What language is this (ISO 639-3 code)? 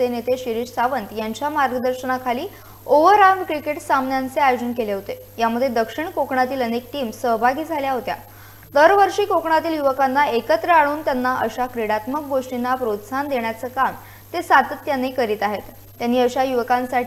ron